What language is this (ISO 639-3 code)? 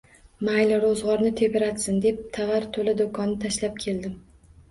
uzb